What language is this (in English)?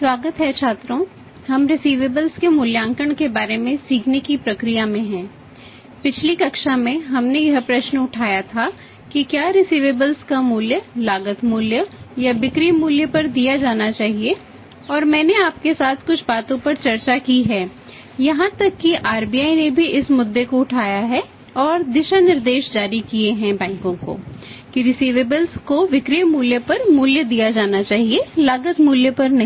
Hindi